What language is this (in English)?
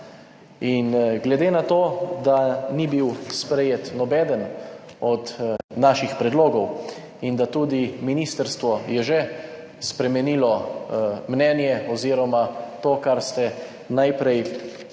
Slovenian